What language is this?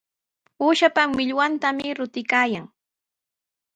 Sihuas Ancash Quechua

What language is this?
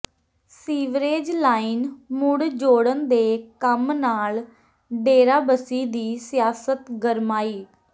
Punjabi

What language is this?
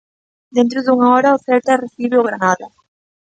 Galician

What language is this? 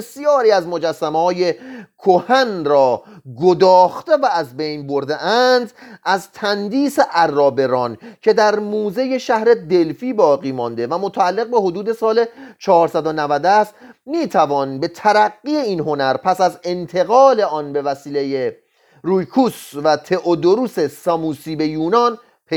Persian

